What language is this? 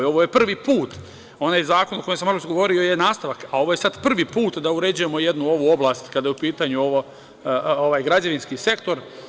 Serbian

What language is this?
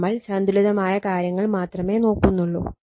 Malayalam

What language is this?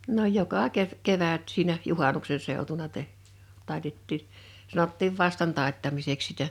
Finnish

